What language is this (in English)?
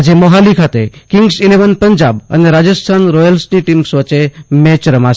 Gujarati